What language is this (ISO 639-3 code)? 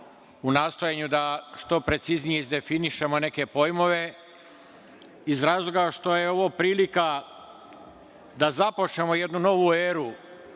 srp